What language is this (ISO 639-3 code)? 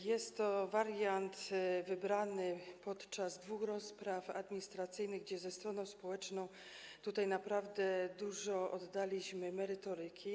pol